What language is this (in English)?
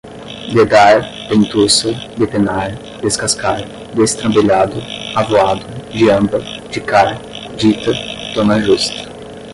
Portuguese